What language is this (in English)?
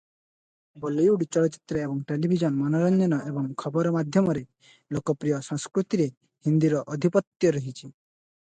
Odia